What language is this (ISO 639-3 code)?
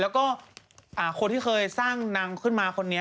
tha